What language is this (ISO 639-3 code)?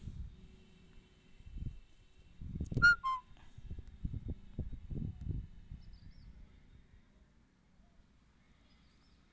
mai